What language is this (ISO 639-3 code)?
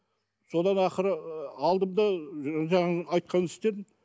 kaz